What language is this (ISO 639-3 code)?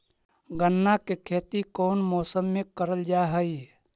mag